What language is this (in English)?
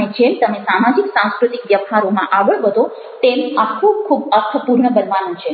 Gujarati